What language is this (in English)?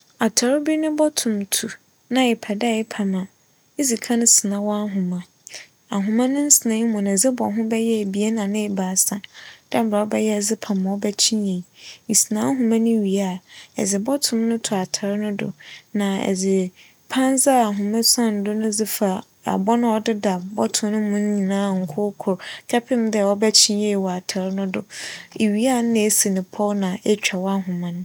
Akan